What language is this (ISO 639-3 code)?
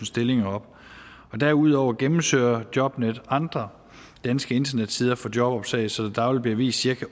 dan